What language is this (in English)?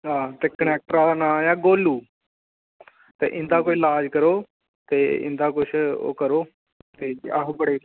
Dogri